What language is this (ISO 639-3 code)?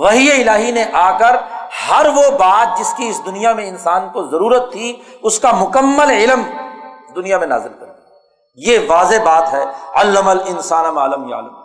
urd